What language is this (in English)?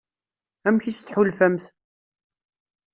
Kabyle